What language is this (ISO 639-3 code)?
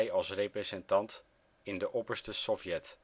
nld